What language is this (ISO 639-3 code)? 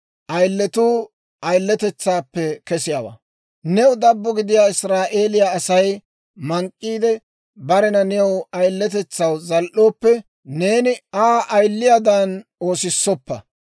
dwr